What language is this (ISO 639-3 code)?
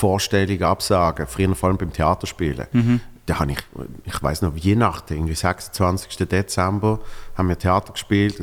deu